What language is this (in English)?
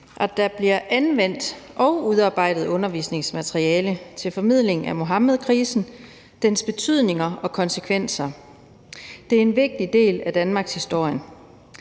Danish